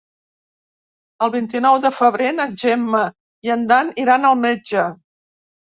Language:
Catalan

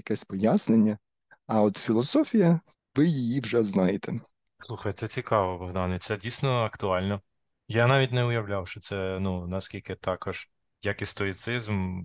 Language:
Ukrainian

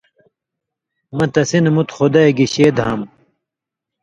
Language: Indus Kohistani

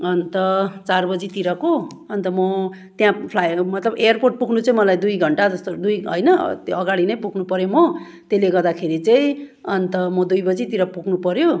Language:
Nepali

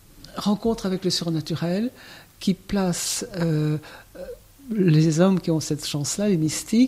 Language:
French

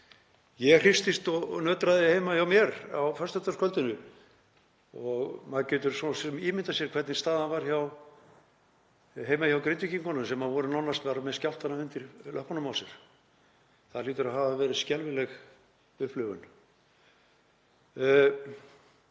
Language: Icelandic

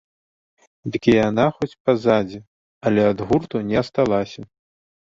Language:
Belarusian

